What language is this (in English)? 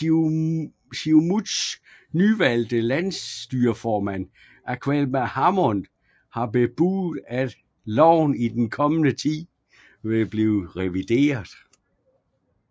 Danish